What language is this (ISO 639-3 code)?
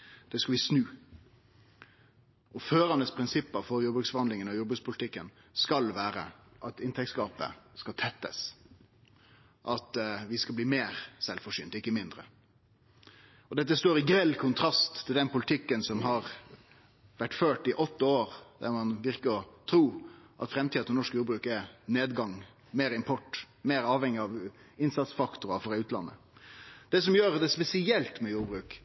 nno